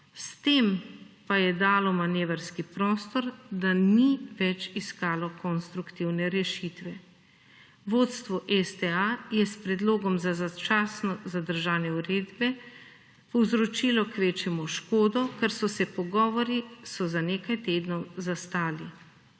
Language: Slovenian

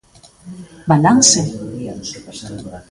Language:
Galician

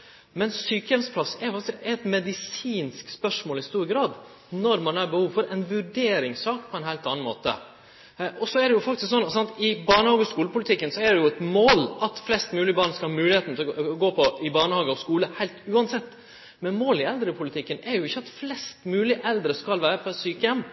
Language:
Norwegian Nynorsk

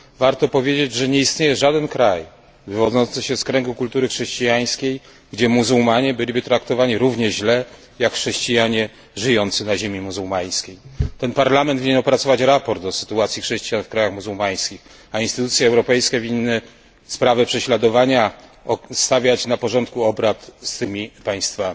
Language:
Polish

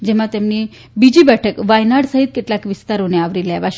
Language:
Gujarati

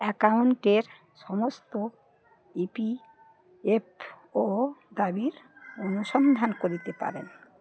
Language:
Bangla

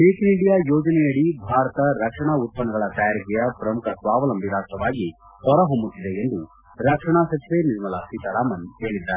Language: Kannada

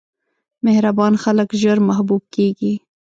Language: Pashto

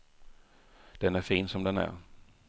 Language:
Swedish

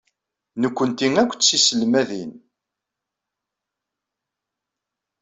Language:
Kabyle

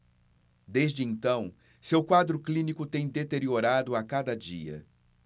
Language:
Portuguese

